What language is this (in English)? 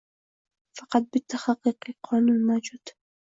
Uzbek